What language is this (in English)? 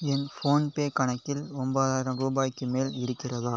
Tamil